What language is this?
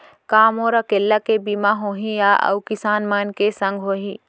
Chhattisgarhi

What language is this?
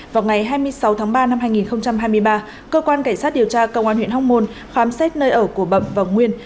Vietnamese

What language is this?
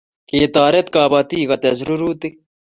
Kalenjin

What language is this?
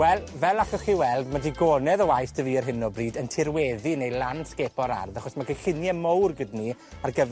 Welsh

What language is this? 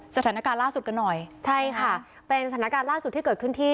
Thai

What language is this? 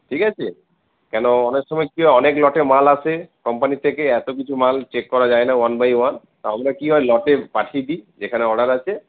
Bangla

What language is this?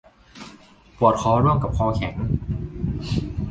Thai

